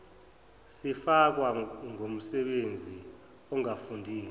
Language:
Zulu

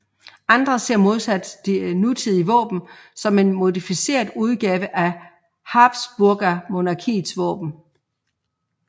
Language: Danish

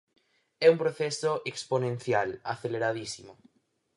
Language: Galician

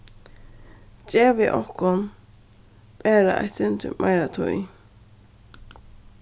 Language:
Faroese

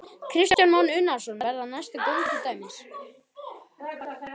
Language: Icelandic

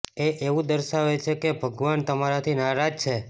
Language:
Gujarati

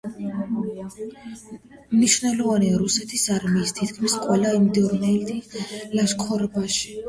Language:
Georgian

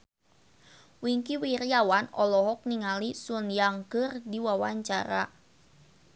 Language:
Sundanese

